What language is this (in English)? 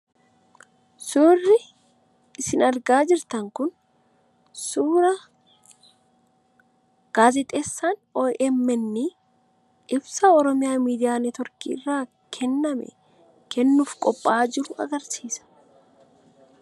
Oromo